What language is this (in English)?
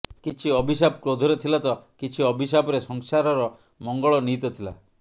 Odia